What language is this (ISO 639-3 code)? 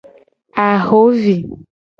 gej